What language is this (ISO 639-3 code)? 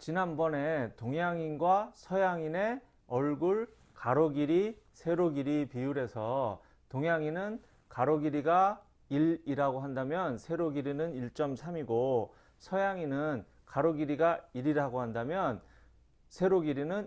kor